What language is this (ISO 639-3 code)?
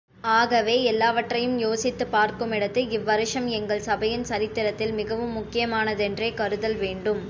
tam